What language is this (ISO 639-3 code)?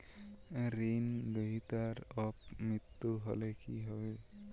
ben